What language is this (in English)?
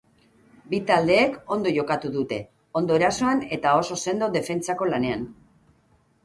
Basque